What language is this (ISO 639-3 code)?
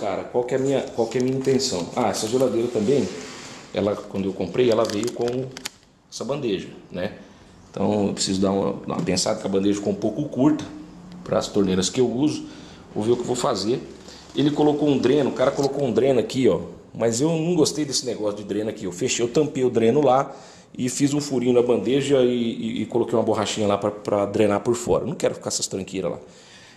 por